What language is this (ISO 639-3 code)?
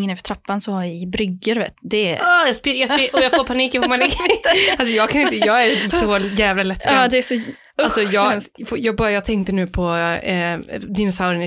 swe